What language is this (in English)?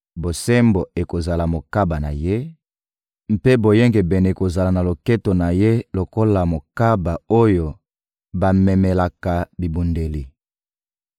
Lingala